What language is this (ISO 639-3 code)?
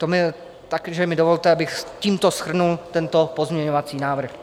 ces